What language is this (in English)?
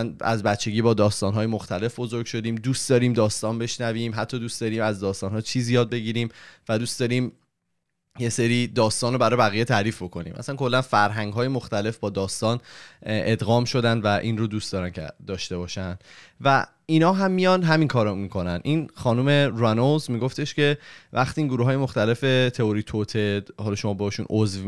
Persian